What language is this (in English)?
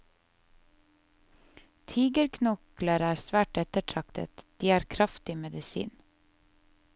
Norwegian